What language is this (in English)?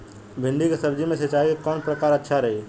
Bhojpuri